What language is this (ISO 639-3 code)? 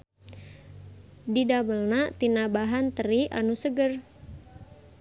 sun